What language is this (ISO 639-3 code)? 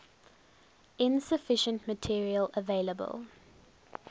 eng